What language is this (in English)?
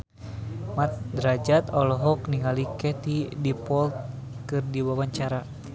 Sundanese